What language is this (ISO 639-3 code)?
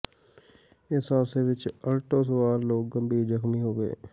pan